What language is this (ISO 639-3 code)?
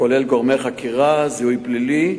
heb